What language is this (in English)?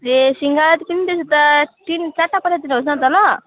Nepali